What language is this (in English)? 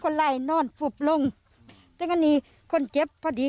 Thai